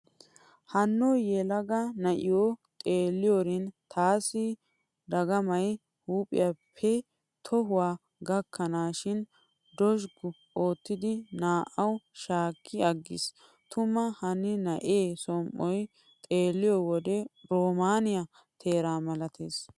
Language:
Wolaytta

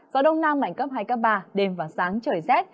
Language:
Vietnamese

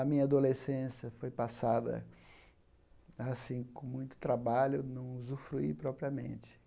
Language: Portuguese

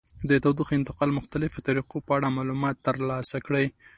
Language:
Pashto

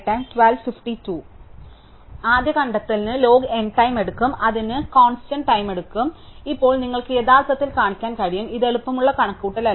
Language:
Malayalam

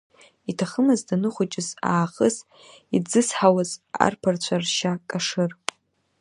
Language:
Abkhazian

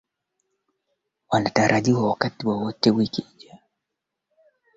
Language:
Swahili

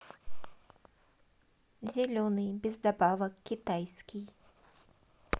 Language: Russian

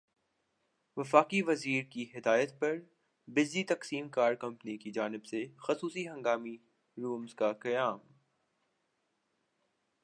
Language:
Urdu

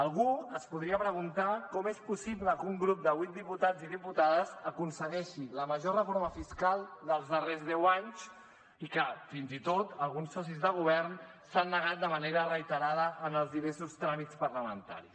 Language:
Catalan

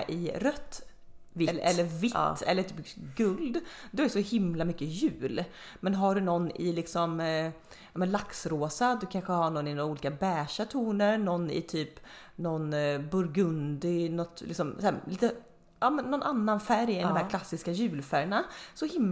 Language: Swedish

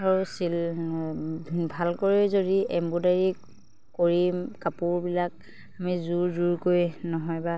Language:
Assamese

